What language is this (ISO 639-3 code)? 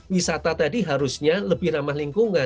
ind